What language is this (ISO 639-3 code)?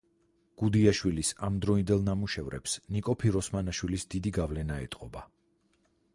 kat